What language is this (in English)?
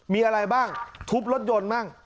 Thai